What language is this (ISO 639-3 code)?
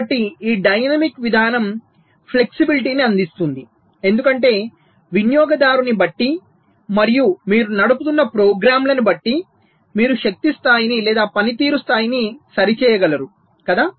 tel